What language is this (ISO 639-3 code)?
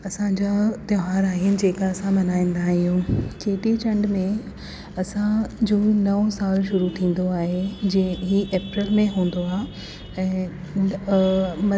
snd